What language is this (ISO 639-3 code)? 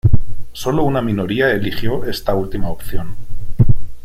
spa